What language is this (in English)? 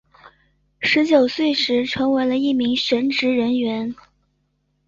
Chinese